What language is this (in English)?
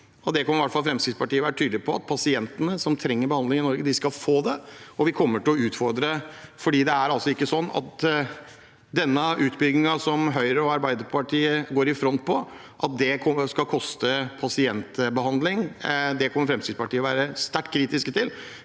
Norwegian